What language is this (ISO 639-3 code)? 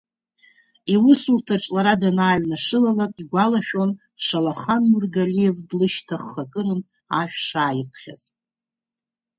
abk